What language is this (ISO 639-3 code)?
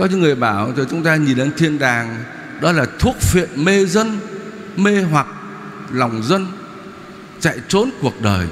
vie